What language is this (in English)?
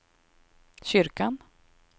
Swedish